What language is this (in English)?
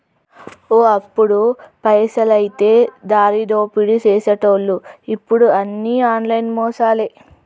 Telugu